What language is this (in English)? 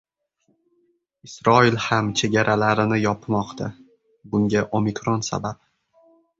Uzbek